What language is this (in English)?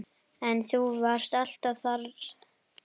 Icelandic